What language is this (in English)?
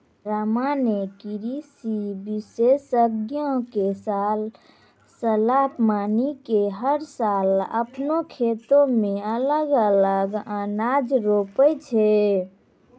Maithili